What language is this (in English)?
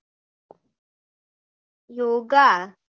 Gujarati